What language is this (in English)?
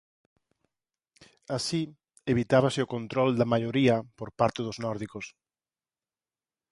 Galician